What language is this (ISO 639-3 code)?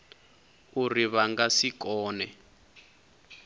ven